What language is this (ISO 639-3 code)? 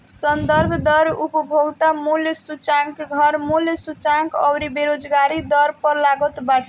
bho